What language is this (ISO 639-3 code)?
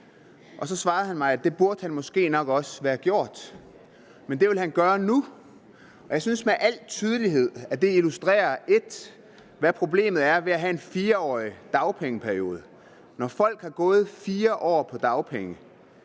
dan